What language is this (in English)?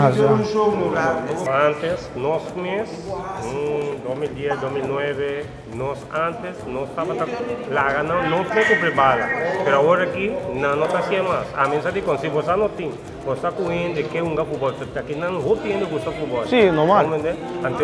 Dutch